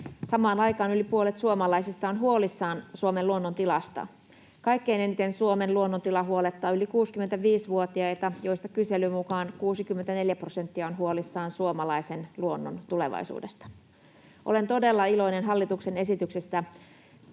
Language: Finnish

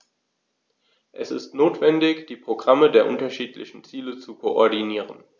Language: German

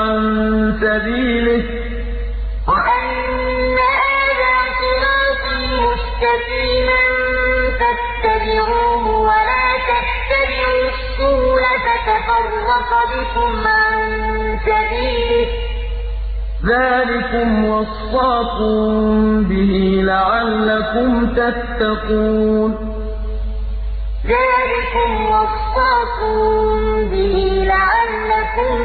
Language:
Arabic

